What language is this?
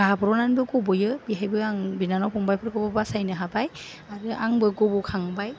Bodo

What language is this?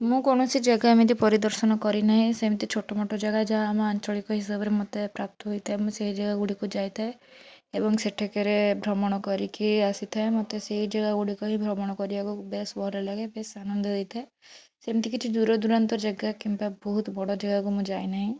Odia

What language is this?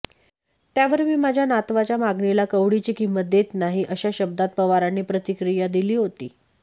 Marathi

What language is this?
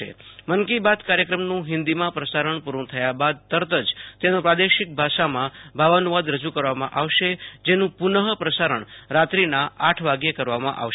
Gujarati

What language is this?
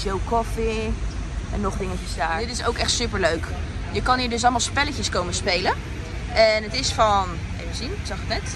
Dutch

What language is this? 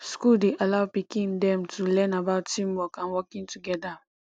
Nigerian Pidgin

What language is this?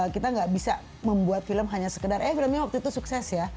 Indonesian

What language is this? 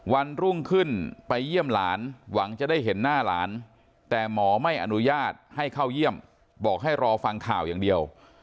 Thai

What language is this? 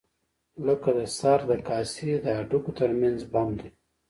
Pashto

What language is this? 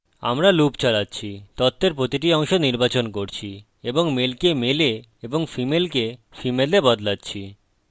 Bangla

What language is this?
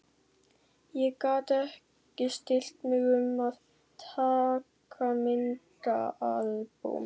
Icelandic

